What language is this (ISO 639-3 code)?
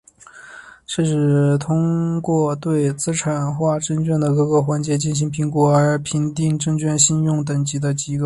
zho